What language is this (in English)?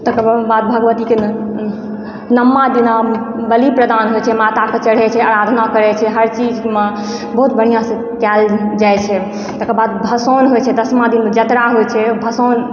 Maithili